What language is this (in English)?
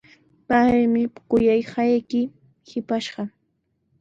Sihuas Ancash Quechua